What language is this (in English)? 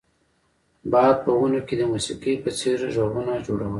Pashto